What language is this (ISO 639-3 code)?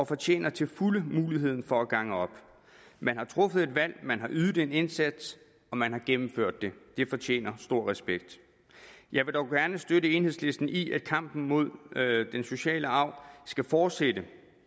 dan